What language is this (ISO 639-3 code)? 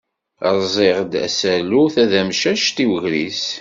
kab